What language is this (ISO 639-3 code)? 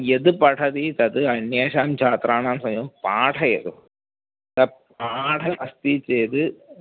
san